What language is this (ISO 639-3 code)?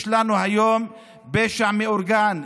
heb